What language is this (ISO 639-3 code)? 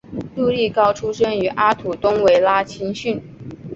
zho